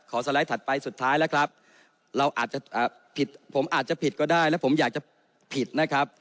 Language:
Thai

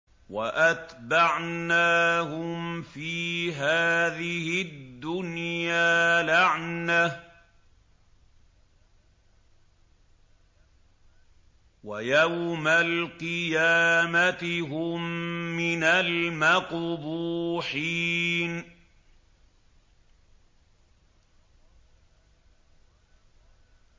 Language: Arabic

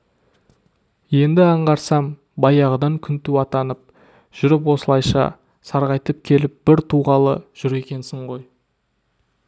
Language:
Kazakh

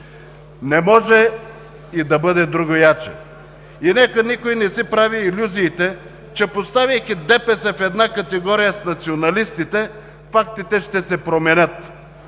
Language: Bulgarian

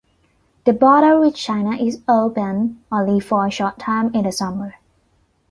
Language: English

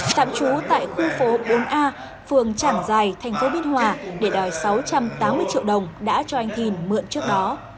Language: Vietnamese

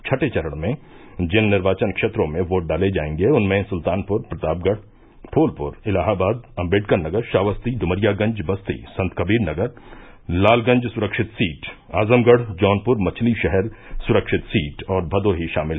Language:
Hindi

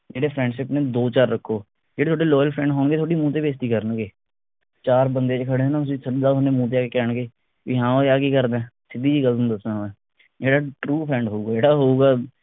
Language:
Punjabi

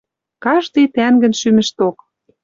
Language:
Western Mari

